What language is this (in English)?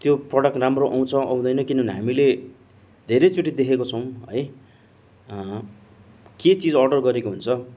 Nepali